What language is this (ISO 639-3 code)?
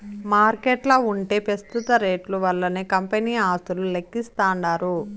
tel